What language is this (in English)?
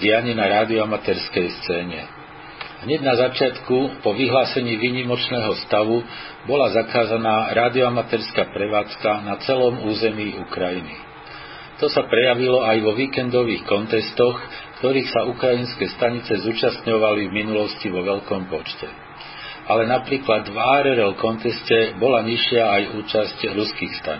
Slovak